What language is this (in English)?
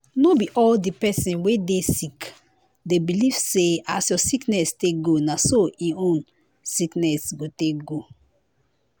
Nigerian Pidgin